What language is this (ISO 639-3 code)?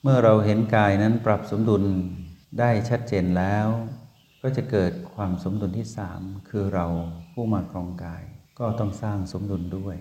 tha